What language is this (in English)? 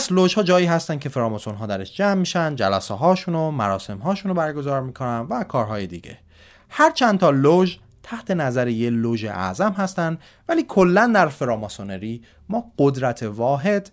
Persian